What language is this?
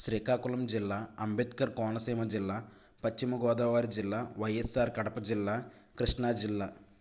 Telugu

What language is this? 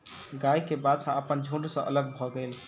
Maithili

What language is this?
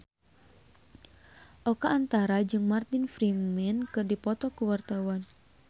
Sundanese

